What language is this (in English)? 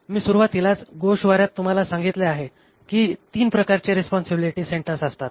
Marathi